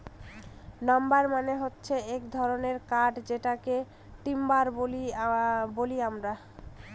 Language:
Bangla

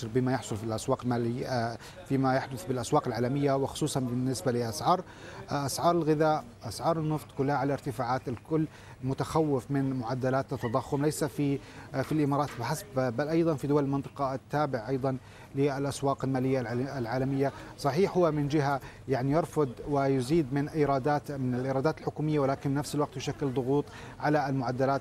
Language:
Arabic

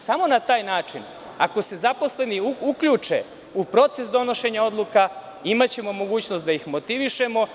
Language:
Serbian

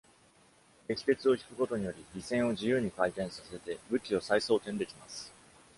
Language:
Japanese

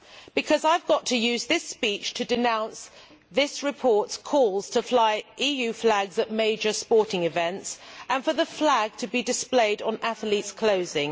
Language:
English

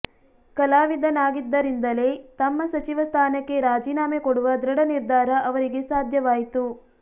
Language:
Kannada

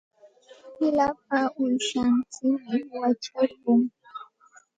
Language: Santa Ana de Tusi Pasco Quechua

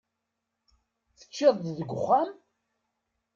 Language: Kabyle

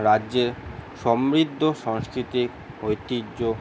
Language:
Bangla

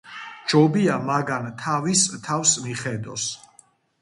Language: Georgian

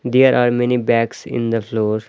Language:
English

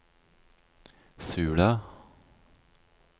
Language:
Norwegian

